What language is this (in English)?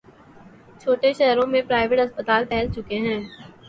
Urdu